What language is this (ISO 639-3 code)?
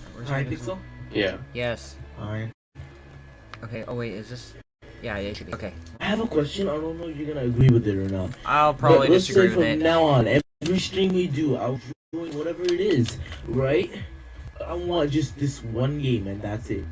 eng